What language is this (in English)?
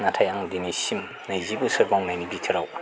Bodo